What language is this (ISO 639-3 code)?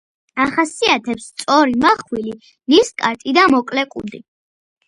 kat